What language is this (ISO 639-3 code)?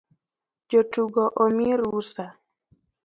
luo